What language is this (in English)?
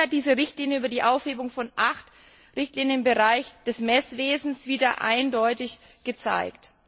German